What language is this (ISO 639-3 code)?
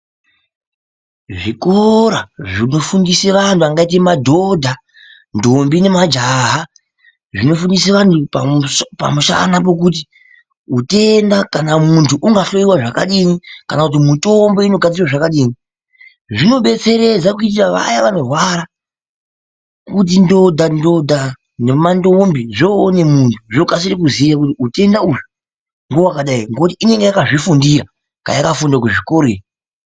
ndc